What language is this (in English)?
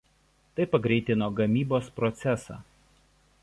Lithuanian